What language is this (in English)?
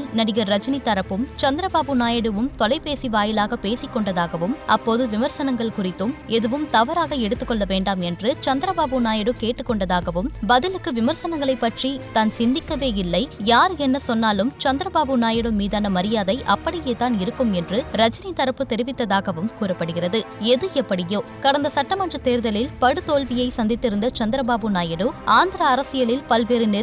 Tamil